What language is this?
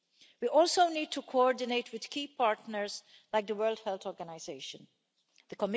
English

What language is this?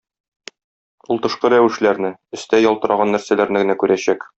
Tatar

